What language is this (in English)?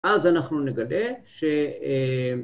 Hebrew